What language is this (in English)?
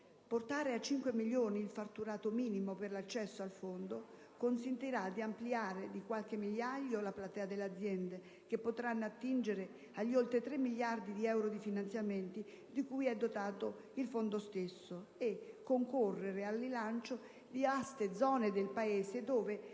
Italian